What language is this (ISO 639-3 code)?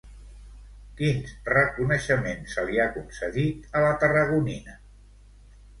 cat